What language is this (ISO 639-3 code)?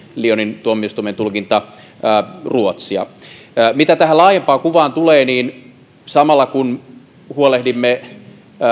fin